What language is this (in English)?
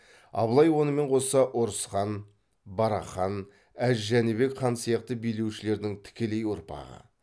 Kazakh